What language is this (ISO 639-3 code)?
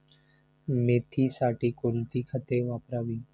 mar